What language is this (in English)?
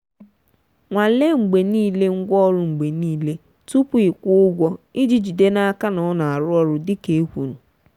Igbo